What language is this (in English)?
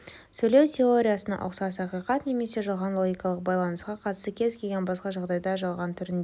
Kazakh